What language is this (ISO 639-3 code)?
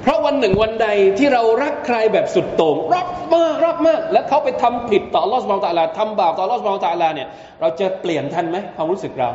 tha